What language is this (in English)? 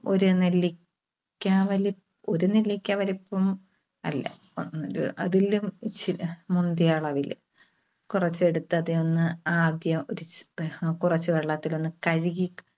Malayalam